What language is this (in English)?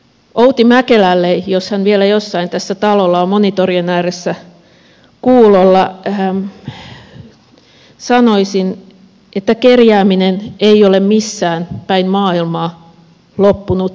Finnish